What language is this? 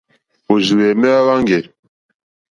Mokpwe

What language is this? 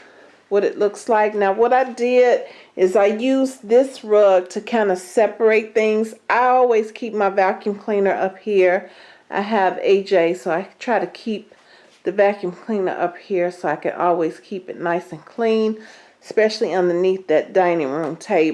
English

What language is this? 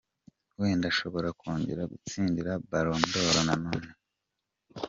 Kinyarwanda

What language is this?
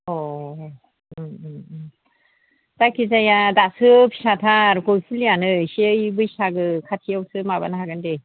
Bodo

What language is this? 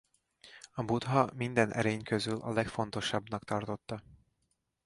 Hungarian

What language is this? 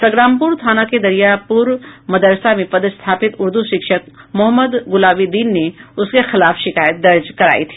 Hindi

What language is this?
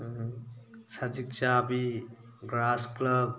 Manipuri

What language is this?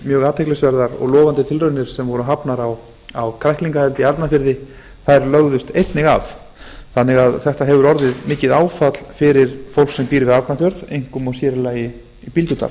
Icelandic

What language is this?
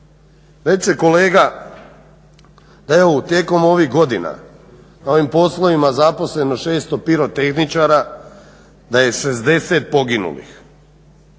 Croatian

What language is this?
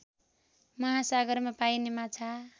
Nepali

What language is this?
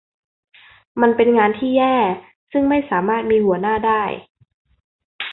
Thai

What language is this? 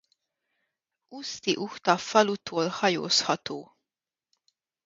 Hungarian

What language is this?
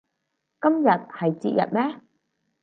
Cantonese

